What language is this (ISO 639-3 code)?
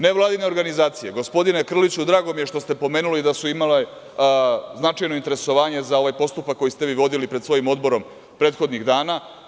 srp